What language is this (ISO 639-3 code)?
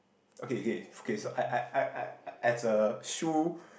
eng